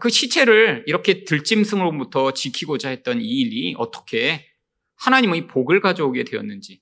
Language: Korean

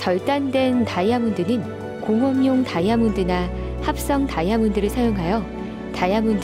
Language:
Korean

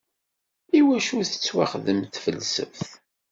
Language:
Kabyle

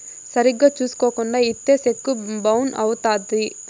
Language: Telugu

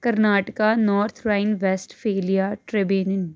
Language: Punjabi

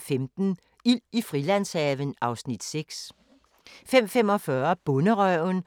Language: Danish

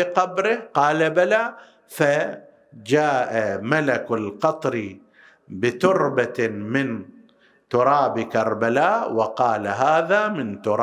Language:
Arabic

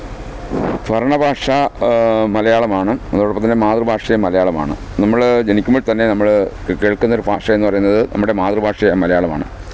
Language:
Malayalam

